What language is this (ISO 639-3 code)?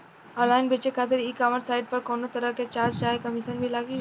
bho